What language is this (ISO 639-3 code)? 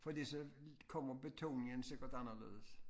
dan